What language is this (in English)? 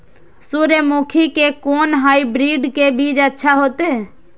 Maithili